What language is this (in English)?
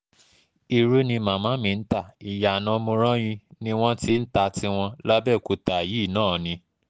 Yoruba